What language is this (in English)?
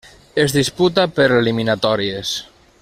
Catalan